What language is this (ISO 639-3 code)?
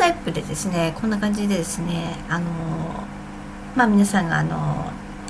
jpn